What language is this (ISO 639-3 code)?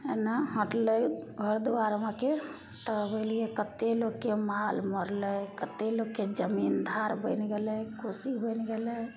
mai